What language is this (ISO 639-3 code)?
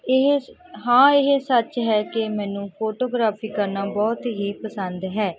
pan